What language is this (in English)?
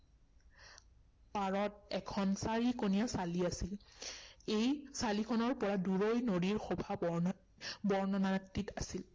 Assamese